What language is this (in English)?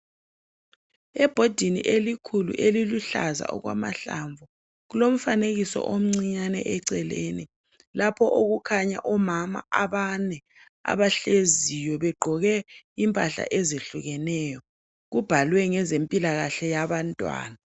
North Ndebele